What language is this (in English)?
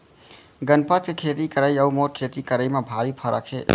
Chhattisgarhi